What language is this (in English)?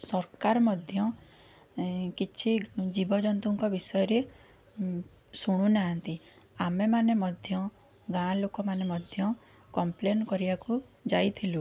Odia